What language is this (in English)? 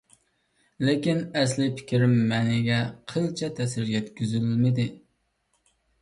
Uyghur